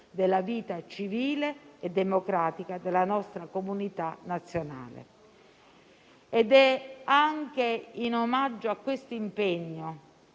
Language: Italian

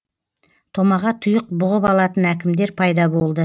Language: Kazakh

